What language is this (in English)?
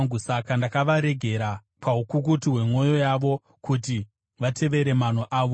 Shona